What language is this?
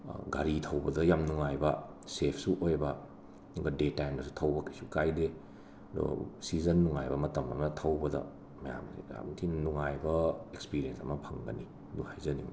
Manipuri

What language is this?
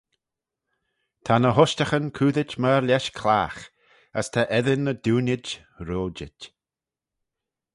Manx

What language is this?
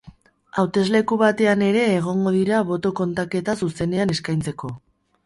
Basque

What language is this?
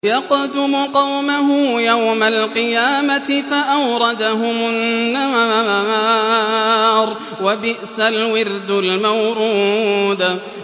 Arabic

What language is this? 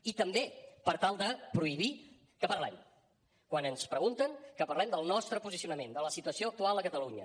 Catalan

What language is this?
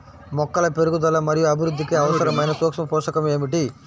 Telugu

